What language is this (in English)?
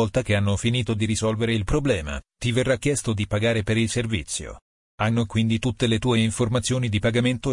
Italian